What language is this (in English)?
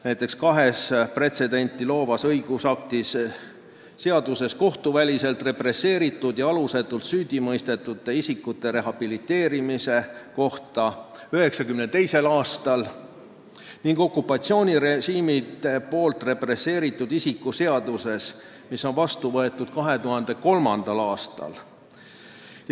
Estonian